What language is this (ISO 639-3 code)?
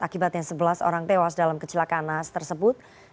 ind